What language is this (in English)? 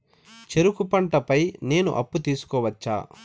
Telugu